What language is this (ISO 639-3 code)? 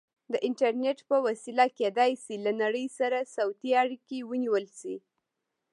pus